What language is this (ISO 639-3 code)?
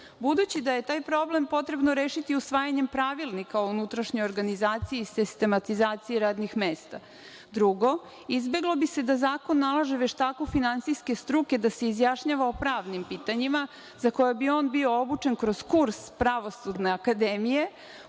srp